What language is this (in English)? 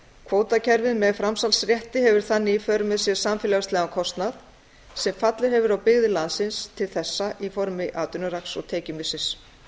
Icelandic